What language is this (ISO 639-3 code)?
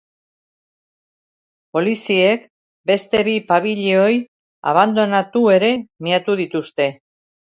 eus